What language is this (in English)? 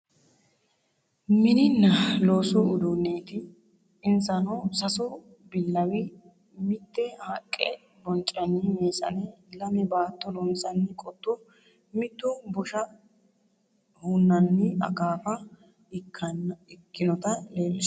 Sidamo